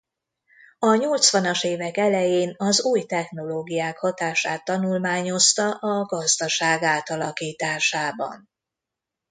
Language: Hungarian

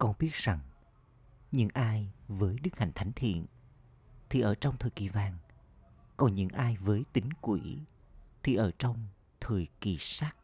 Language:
Vietnamese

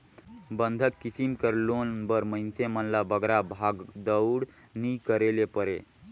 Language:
Chhattisgarhi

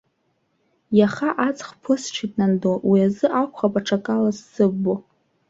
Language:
Abkhazian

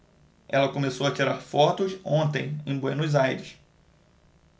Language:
Portuguese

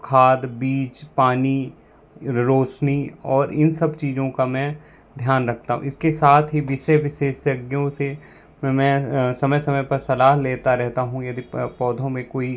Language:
Hindi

